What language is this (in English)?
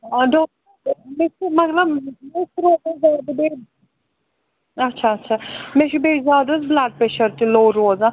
Kashmiri